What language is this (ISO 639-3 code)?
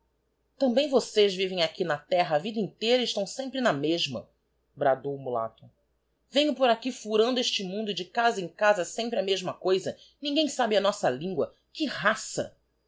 por